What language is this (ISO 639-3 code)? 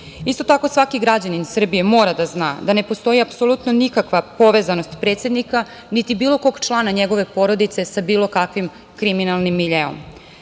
srp